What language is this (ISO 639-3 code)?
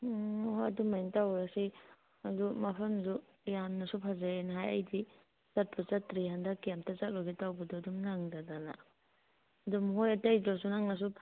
mni